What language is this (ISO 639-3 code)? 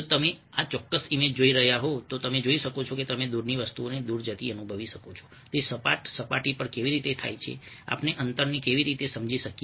guj